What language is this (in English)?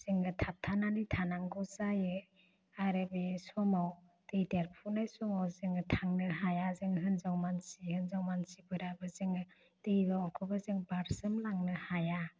Bodo